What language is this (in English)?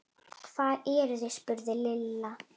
Icelandic